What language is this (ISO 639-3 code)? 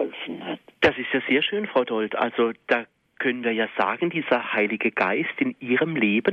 deu